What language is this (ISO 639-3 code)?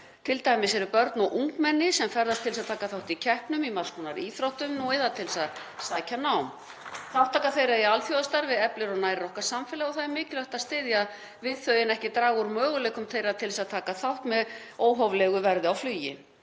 isl